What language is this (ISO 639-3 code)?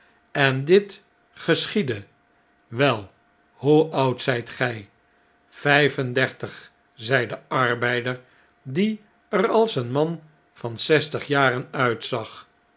nld